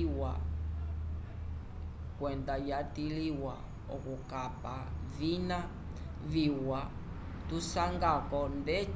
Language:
Umbundu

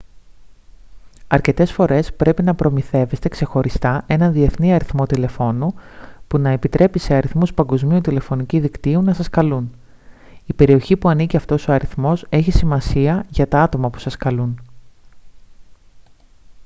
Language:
Greek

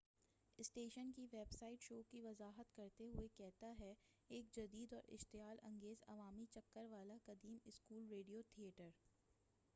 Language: Urdu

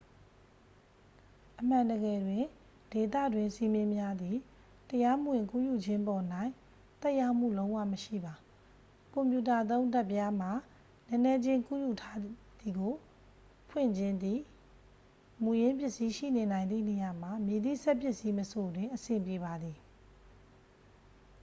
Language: Burmese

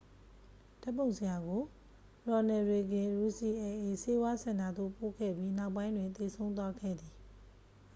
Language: Burmese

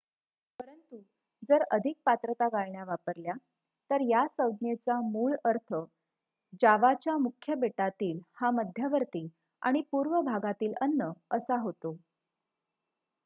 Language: Marathi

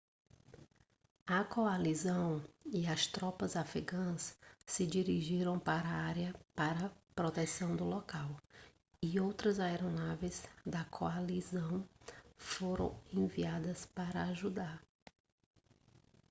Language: Portuguese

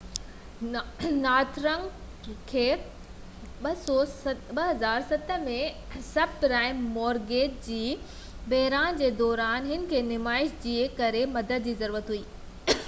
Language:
Sindhi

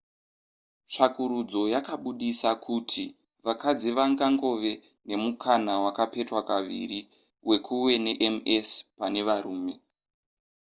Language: Shona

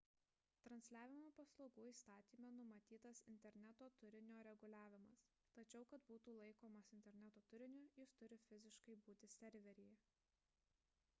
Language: Lithuanian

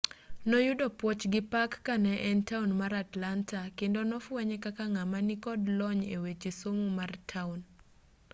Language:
Luo (Kenya and Tanzania)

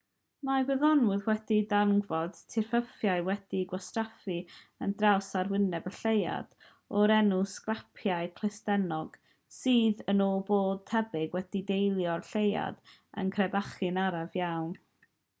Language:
Welsh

